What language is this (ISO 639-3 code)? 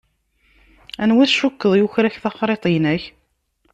kab